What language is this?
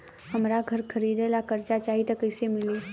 Bhojpuri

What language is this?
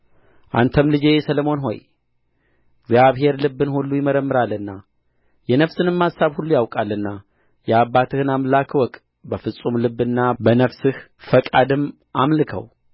Amharic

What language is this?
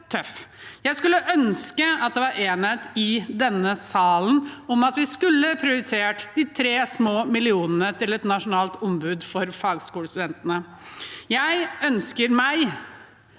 Norwegian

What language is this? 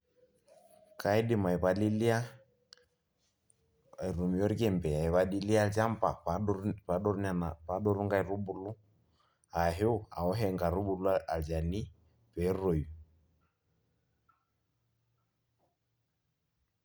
Masai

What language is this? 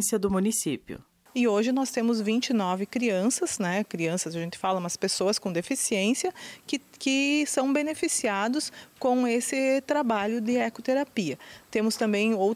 Portuguese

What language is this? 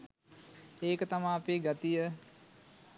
Sinhala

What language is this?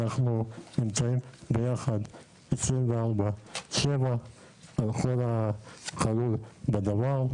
Hebrew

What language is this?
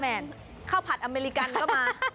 Thai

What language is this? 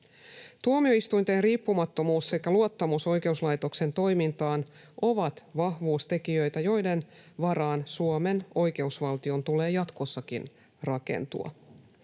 Finnish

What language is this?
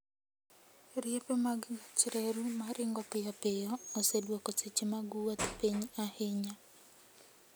Luo (Kenya and Tanzania)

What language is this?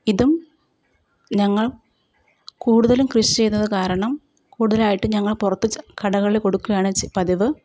Malayalam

